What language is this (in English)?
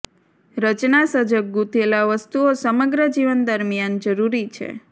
Gujarati